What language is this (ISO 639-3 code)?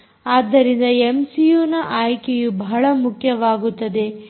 kan